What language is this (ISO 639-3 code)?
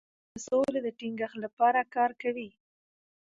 pus